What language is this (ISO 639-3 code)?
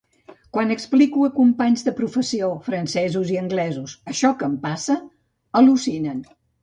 cat